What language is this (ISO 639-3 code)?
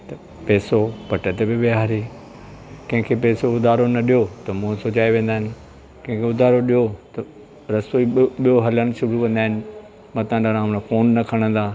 snd